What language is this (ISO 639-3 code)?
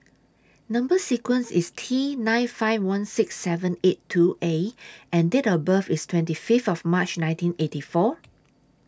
eng